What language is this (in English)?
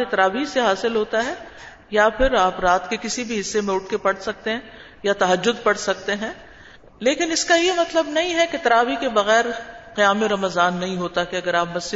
Urdu